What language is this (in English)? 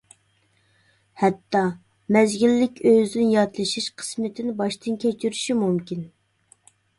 Uyghur